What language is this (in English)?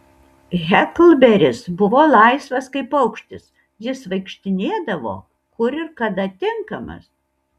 Lithuanian